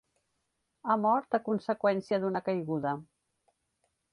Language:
Catalan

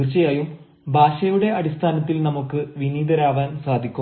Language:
Malayalam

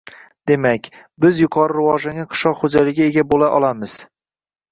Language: Uzbek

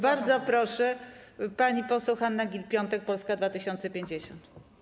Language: Polish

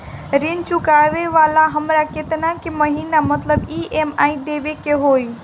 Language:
Bhojpuri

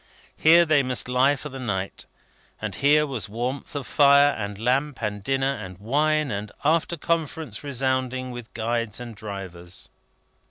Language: English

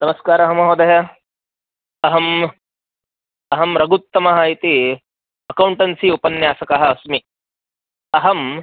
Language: Sanskrit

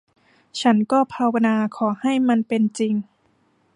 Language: Thai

